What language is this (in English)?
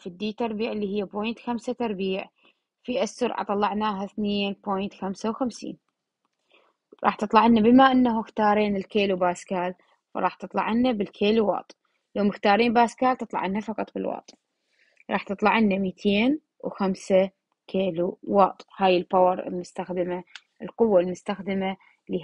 Arabic